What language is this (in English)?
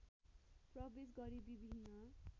Nepali